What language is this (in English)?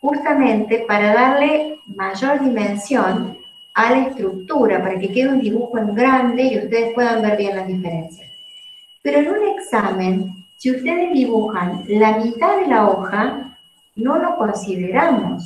Spanish